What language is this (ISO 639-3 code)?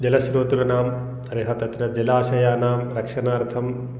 san